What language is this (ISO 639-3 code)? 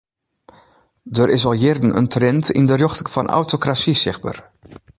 fry